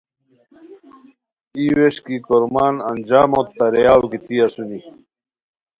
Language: Khowar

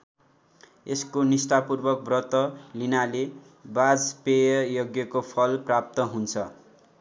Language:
Nepali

